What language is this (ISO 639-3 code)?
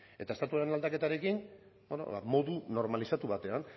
eus